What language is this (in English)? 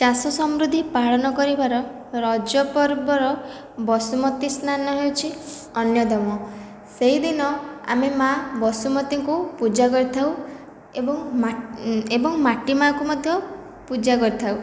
Odia